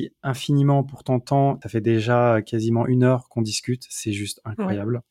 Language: French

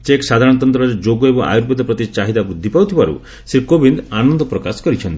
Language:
Odia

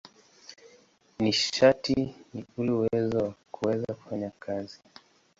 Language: Swahili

